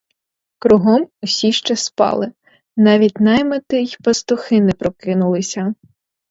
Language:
Ukrainian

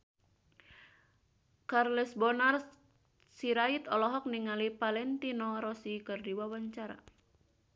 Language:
Sundanese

